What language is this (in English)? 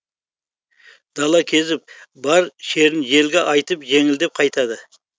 Kazakh